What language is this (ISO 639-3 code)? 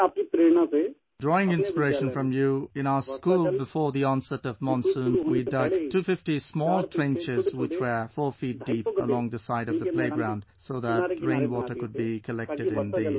eng